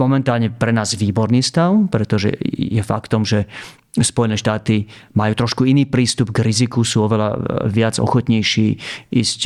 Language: Slovak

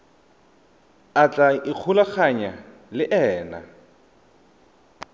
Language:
Tswana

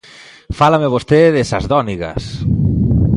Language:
Galician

